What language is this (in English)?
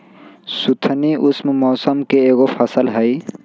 Magahi